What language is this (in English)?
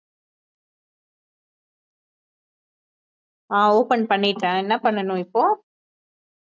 Tamil